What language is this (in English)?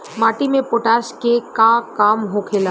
Bhojpuri